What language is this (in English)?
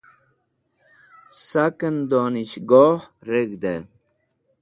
Wakhi